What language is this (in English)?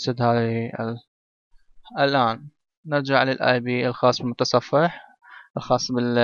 Arabic